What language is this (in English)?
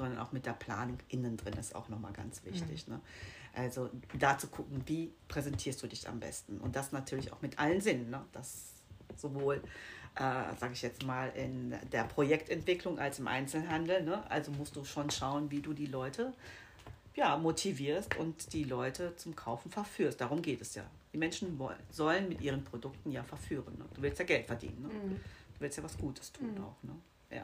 German